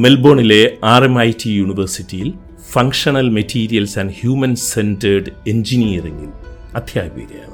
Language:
Malayalam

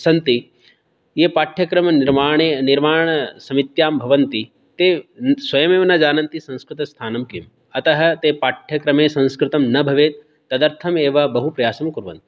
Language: Sanskrit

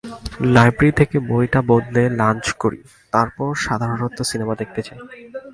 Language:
Bangla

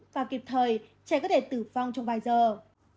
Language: Vietnamese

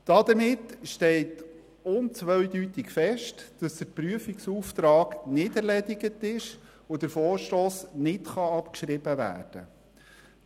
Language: Swiss German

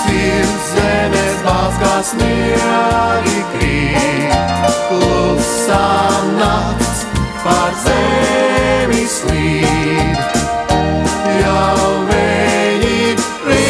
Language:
Greek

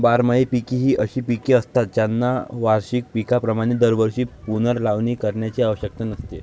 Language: Marathi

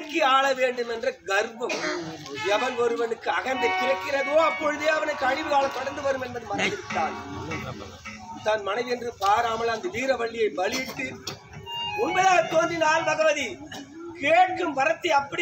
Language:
Arabic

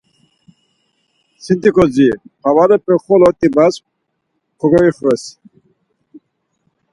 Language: Laz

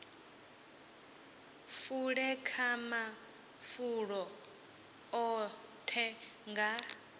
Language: Venda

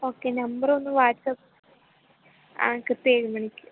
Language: Malayalam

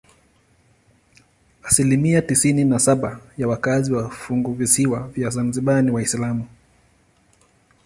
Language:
Swahili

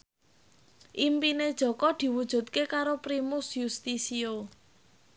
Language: Javanese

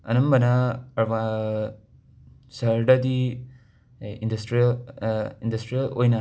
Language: Manipuri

